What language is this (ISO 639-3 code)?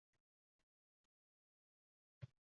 uzb